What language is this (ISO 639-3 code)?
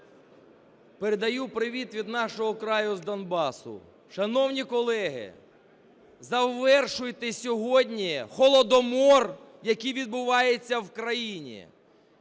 ukr